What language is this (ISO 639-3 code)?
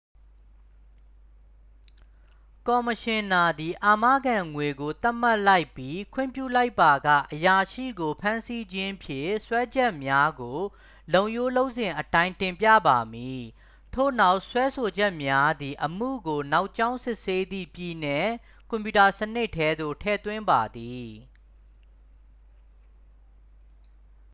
mya